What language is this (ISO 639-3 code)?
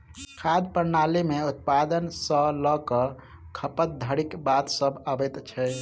mai